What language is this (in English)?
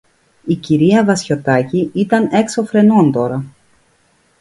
Greek